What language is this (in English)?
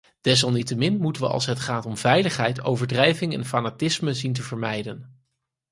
Dutch